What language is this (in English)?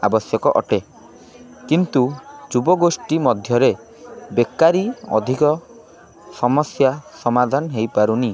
Odia